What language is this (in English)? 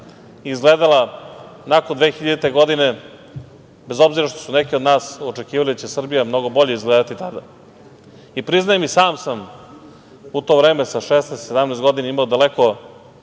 Serbian